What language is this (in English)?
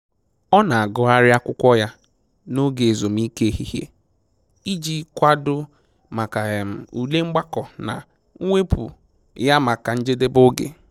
Igbo